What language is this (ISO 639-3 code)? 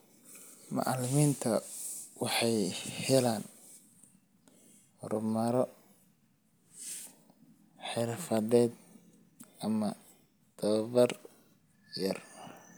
som